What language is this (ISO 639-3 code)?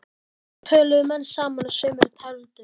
isl